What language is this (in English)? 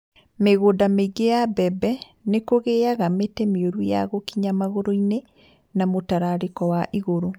Kikuyu